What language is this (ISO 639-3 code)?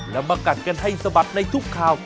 tha